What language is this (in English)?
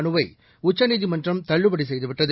Tamil